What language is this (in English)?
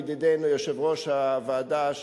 Hebrew